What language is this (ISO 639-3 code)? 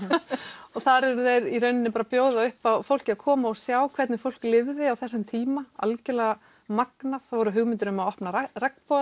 isl